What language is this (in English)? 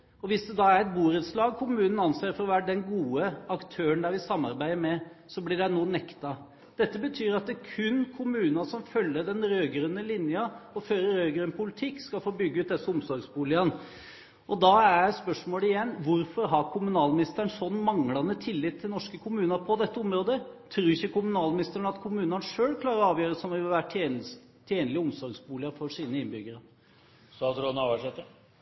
Norwegian Bokmål